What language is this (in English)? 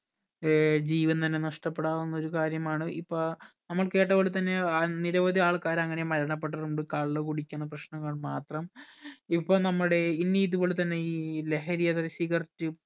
Malayalam